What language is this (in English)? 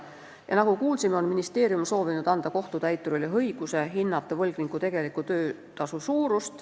Estonian